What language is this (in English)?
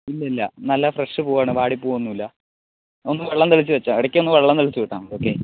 Malayalam